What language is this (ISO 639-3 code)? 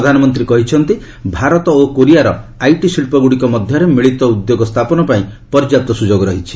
ori